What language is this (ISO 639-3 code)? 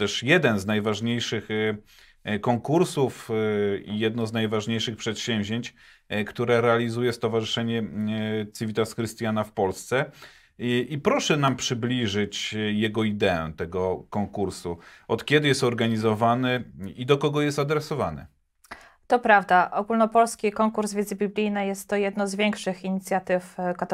pol